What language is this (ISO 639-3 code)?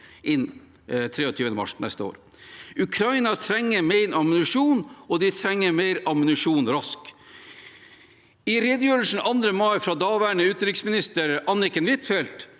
nor